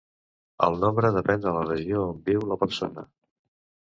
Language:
Catalan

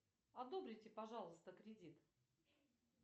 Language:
Russian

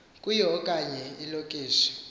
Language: Xhosa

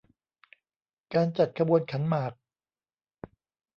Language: Thai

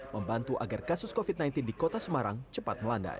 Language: Indonesian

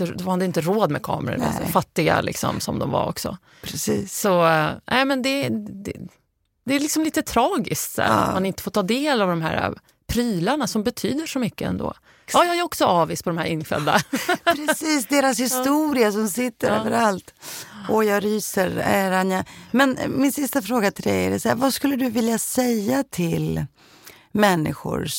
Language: Swedish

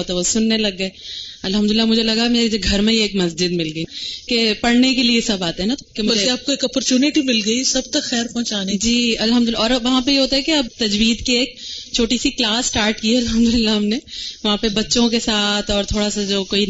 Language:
Urdu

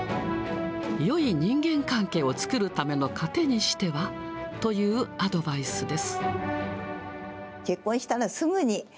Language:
Japanese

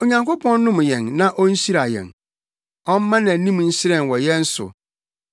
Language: Akan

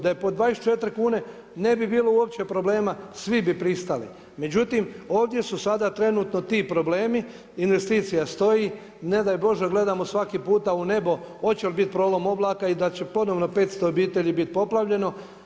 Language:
Croatian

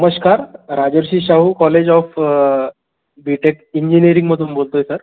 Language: Marathi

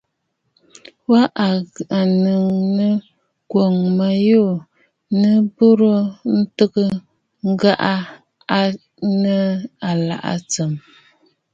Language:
Bafut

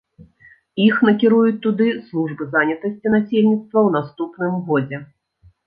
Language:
Belarusian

